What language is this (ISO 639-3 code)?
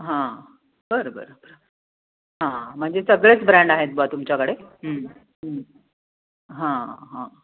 mar